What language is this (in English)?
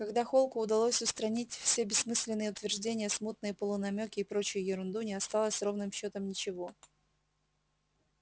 Russian